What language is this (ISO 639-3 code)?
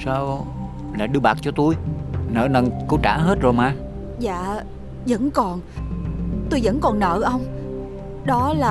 vie